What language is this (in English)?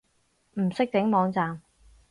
Cantonese